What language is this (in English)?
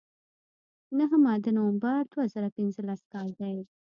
Pashto